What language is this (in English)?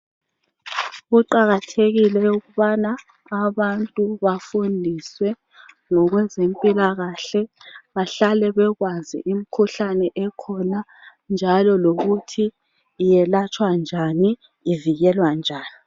North Ndebele